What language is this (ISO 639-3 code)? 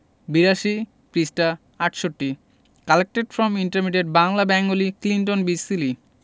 ben